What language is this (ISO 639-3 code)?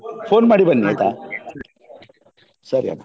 kan